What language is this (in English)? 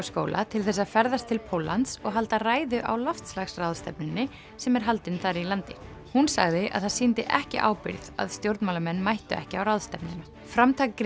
Icelandic